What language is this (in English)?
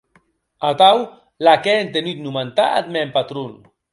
Occitan